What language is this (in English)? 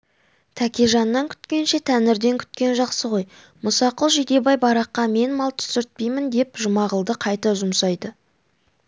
Kazakh